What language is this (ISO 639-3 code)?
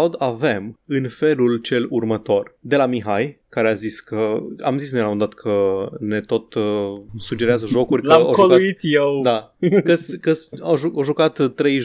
ron